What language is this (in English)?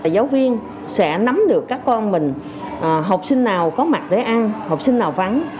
Vietnamese